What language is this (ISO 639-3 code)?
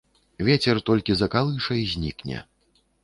bel